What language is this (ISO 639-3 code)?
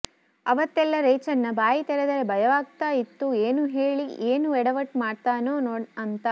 kan